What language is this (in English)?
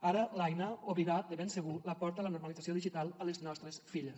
Catalan